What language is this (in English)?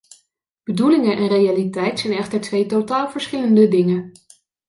Dutch